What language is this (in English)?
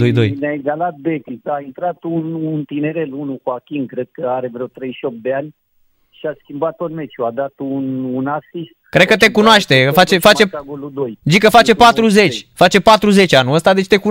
Romanian